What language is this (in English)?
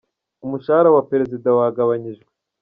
Kinyarwanda